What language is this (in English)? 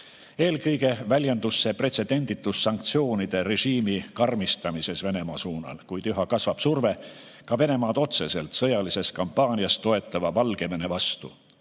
Estonian